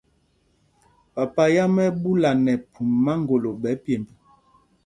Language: Mpumpong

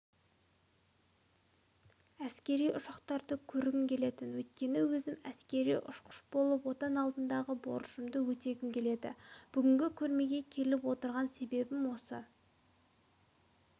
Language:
Kazakh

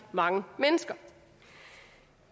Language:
Danish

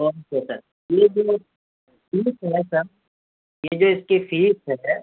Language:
Urdu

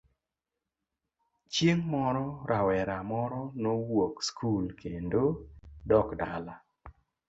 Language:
Luo (Kenya and Tanzania)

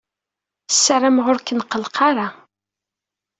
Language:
Kabyle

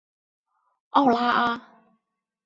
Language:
Chinese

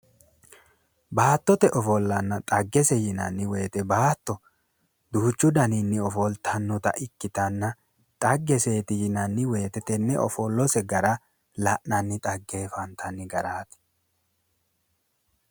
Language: Sidamo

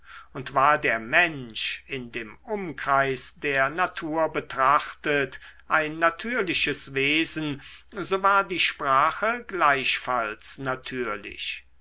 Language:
German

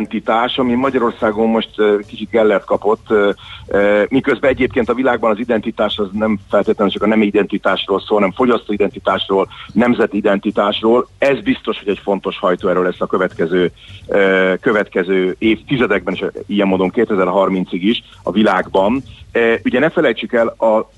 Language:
Hungarian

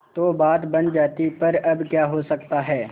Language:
Hindi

